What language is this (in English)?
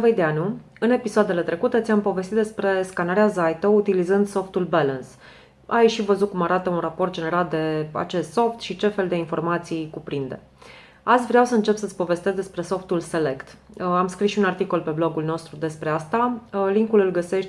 Romanian